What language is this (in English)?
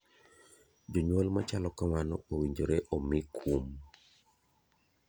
Luo (Kenya and Tanzania)